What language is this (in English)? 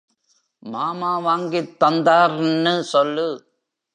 Tamil